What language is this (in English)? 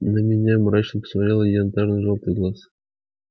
Russian